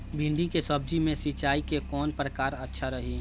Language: Bhojpuri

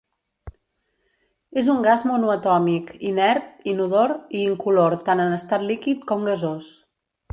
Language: Catalan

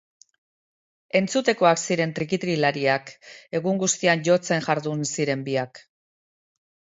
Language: Basque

